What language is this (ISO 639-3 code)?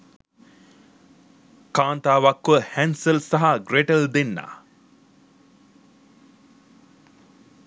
sin